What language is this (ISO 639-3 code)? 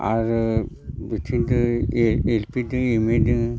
brx